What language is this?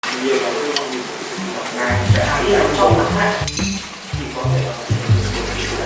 English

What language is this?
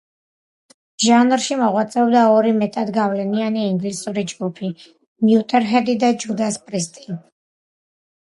Georgian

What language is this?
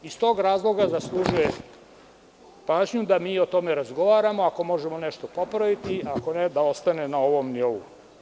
Serbian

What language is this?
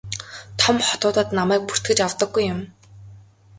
Mongolian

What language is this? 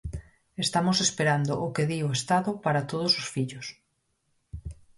Galician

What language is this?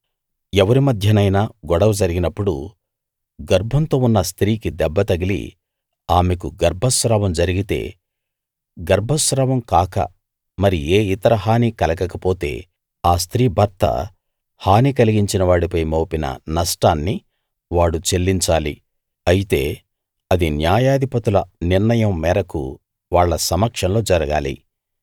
Telugu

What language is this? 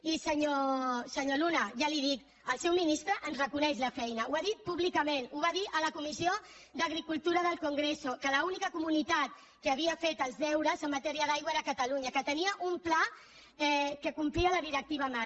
Catalan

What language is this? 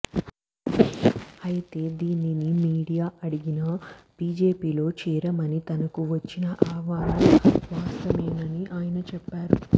Telugu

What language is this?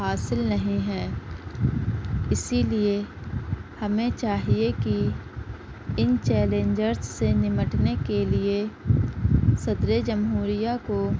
Urdu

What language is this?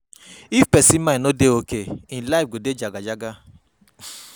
Nigerian Pidgin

